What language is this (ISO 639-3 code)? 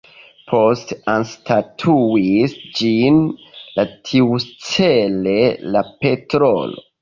epo